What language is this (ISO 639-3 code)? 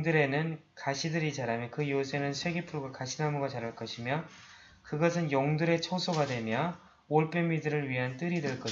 kor